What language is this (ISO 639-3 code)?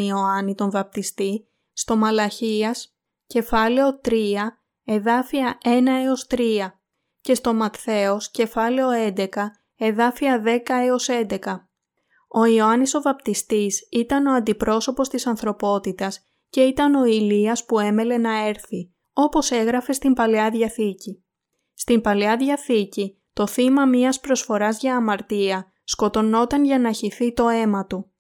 ell